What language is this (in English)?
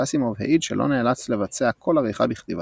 Hebrew